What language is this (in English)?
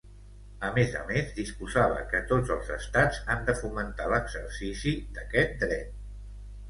Catalan